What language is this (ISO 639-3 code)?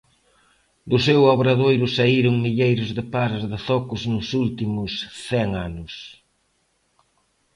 glg